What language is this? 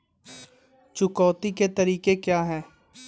Hindi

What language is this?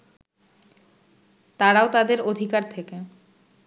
Bangla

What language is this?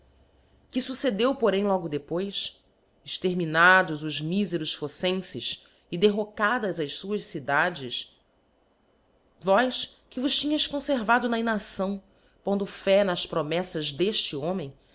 Portuguese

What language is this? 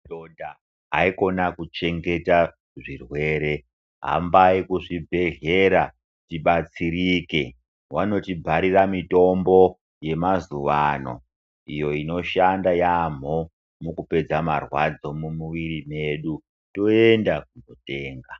Ndau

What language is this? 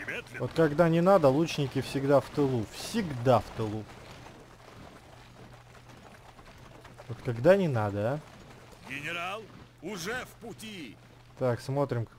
Russian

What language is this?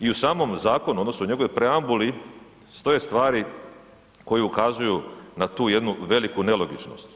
Croatian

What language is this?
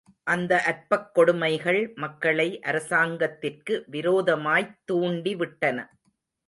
Tamil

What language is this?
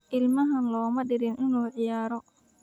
Somali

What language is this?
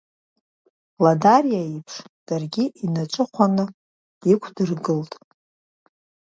Abkhazian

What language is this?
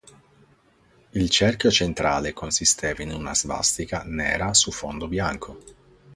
Italian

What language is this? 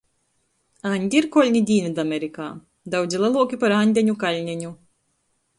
Latgalian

